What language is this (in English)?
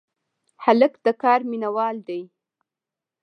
Pashto